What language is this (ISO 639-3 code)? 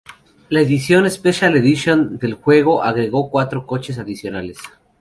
spa